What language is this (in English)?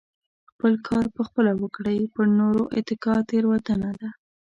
Pashto